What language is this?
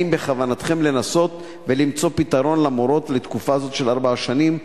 Hebrew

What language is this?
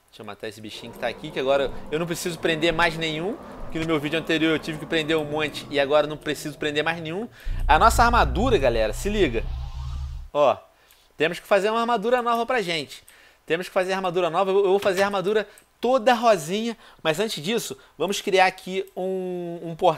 Portuguese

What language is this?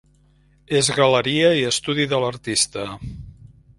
Catalan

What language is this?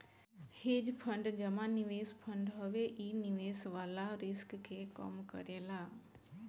Bhojpuri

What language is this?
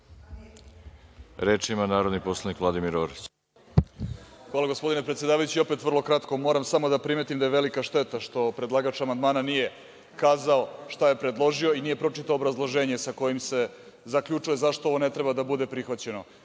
Serbian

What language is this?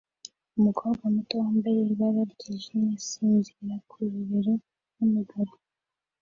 Kinyarwanda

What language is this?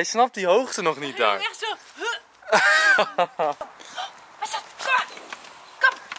Dutch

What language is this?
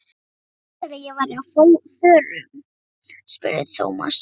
Icelandic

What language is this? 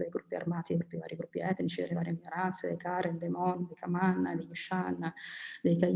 Italian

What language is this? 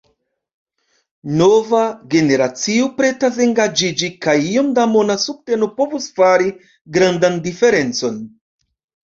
Esperanto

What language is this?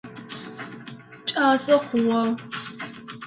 Adyghe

